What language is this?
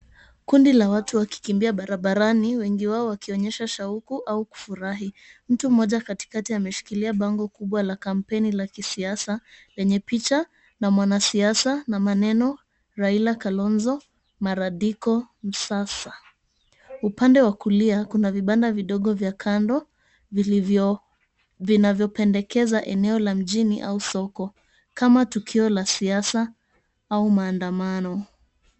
Swahili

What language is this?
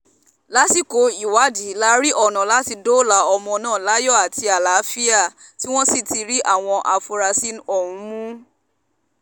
Yoruba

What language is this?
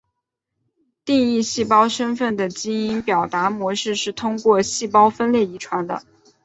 Chinese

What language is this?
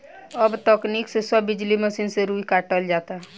Bhojpuri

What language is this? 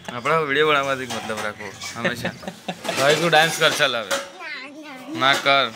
Hindi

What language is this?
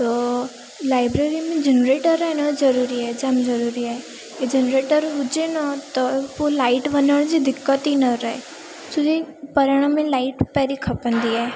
Sindhi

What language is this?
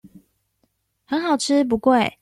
Chinese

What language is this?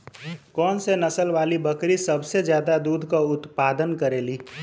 Bhojpuri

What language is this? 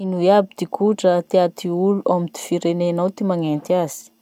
Masikoro Malagasy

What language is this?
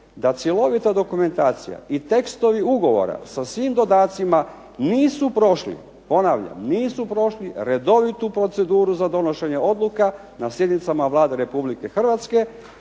Croatian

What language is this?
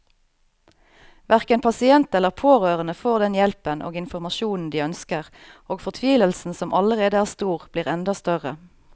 Norwegian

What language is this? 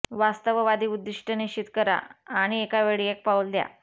Marathi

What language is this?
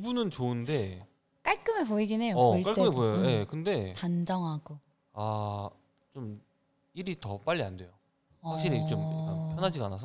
Korean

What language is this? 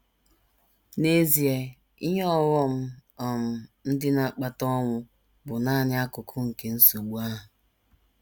Igbo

